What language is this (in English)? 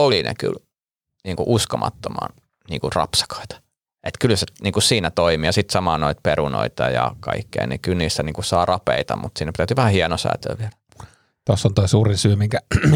Finnish